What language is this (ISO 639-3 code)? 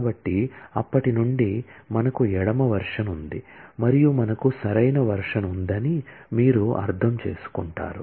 tel